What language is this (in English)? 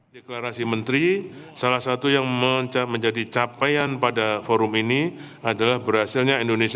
Indonesian